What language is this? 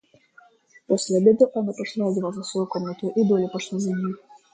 Russian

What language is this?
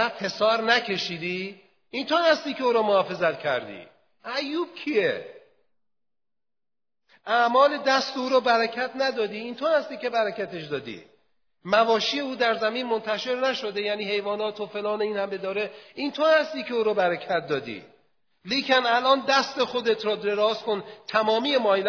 Persian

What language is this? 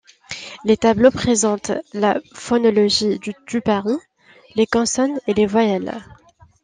French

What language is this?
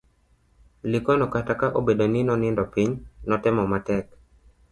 Luo (Kenya and Tanzania)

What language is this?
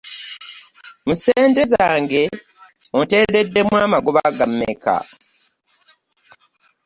Ganda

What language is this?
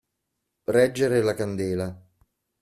Italian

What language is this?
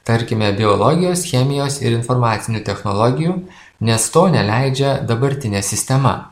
Lithuanian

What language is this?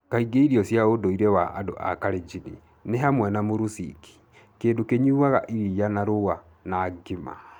Kikuyu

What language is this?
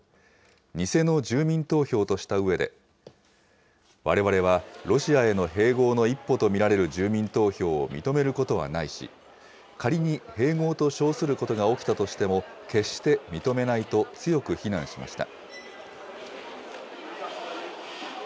Japanese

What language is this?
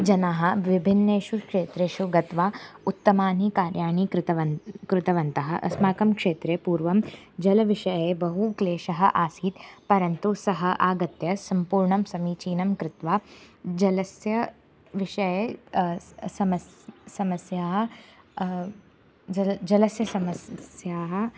Sanskrit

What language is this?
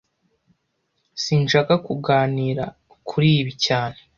Kinyarwanda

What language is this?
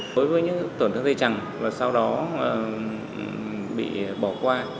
Vietnamese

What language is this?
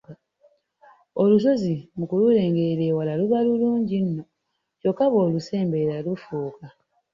Ganda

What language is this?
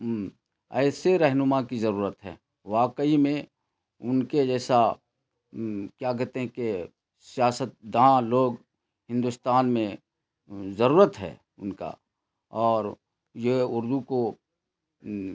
Urdu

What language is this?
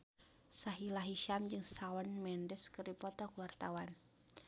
Sundanese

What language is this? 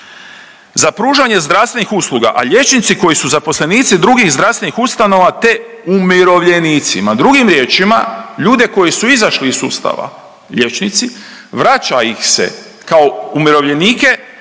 Croatian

